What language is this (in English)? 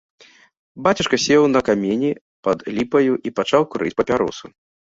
Belarusian